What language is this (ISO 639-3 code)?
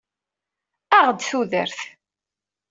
kab